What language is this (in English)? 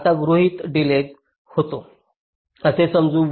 Marathi